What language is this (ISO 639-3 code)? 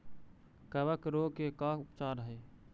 mag